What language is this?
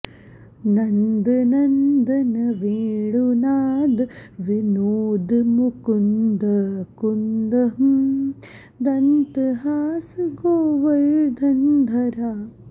Sanskrit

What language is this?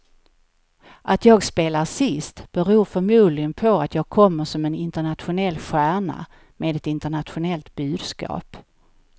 Swedish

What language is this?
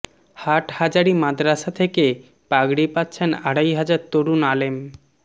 Bangla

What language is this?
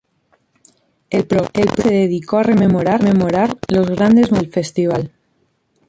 Spanish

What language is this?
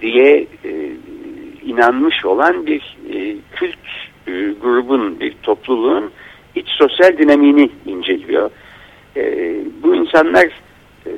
Turkish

